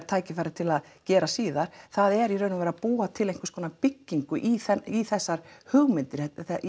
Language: Icelandic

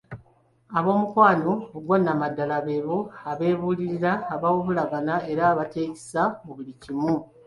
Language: Ganda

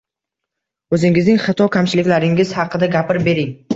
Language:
Uzbek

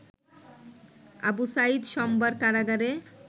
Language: Bangla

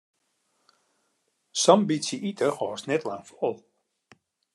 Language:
Western Frisian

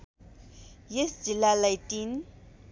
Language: Nepali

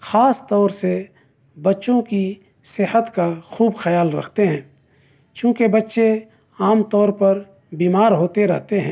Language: Urdu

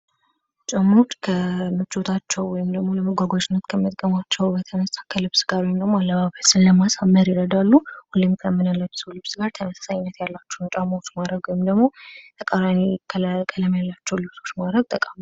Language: Amharic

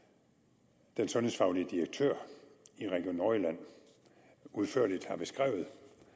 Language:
Danish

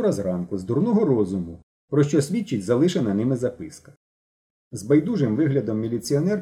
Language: Ukrainian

